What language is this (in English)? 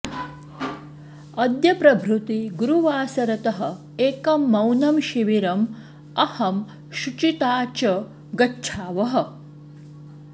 Sanskrit